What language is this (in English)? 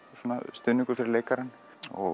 Icelandic